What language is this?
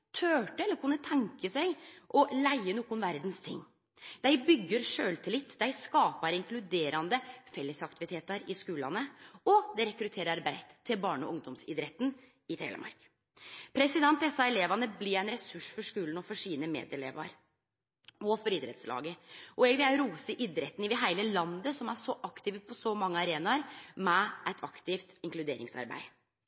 Norwegian Nynorsk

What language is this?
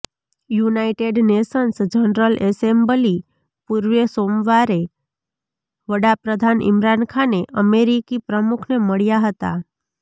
Gujarati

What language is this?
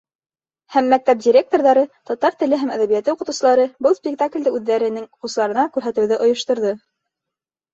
Bashkir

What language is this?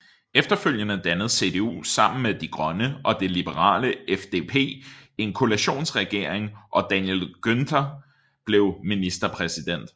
Danish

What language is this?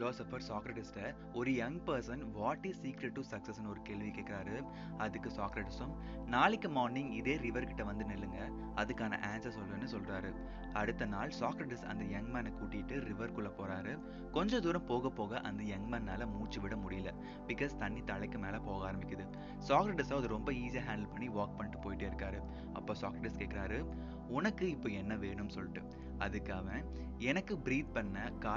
Tamil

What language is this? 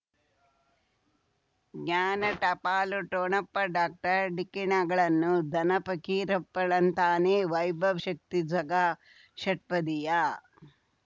Kannada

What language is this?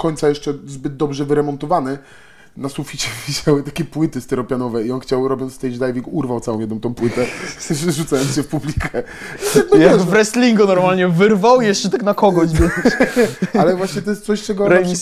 Polish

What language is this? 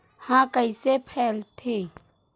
Chhattisgarhi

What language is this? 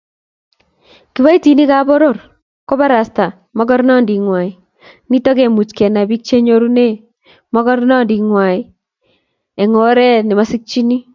Kalenjin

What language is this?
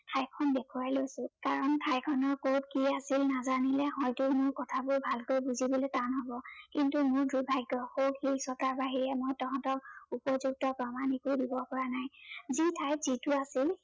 Assamese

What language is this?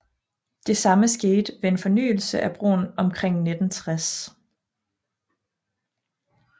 Danish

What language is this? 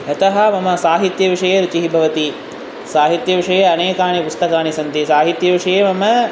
Sanskrit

